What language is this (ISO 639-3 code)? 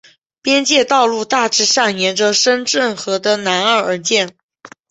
zho